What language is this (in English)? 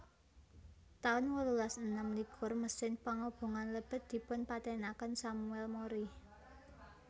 Javanese